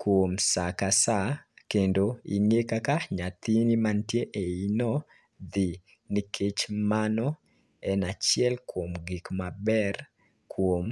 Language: Luo (Kenya and Tanzania)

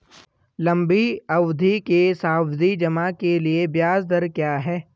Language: Hindi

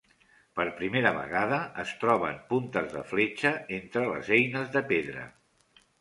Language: Catalan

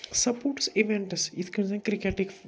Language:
Kashmiri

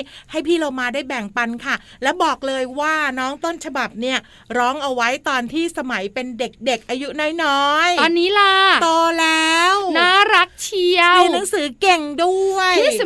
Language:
Thai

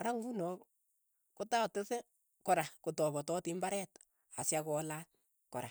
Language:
Keiyo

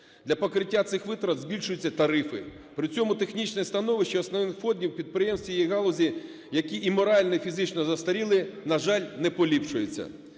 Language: Ukrainian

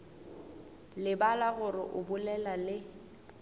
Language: Northern Sotho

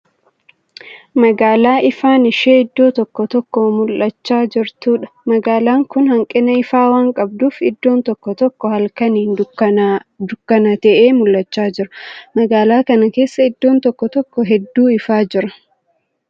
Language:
Oromo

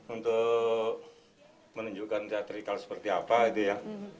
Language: Indonesian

